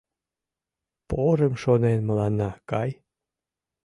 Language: Mari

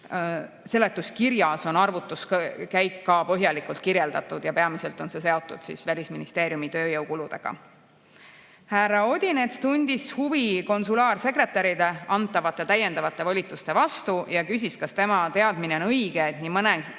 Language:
Estonian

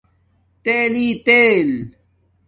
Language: Domaaki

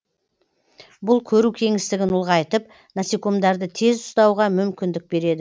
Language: Kazakh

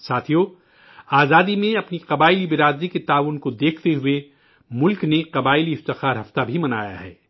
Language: Urdu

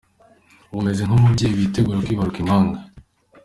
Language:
Kinyarwanda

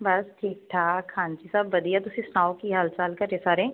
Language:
Punjabi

